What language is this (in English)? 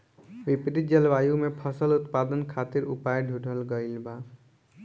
Bhojpuri